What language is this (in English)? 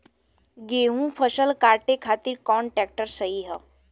Bhojpuri